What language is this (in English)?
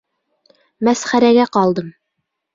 Bashkir